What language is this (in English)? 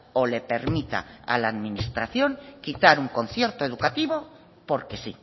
Spanish